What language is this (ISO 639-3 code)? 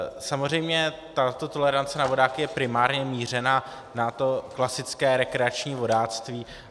ces